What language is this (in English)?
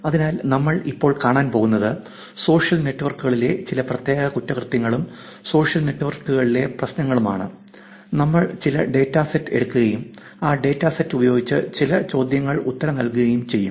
Malayalam